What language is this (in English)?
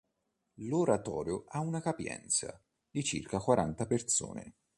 Italian